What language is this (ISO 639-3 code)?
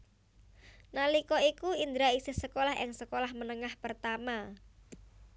jav